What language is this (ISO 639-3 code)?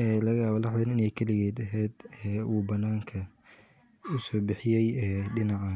som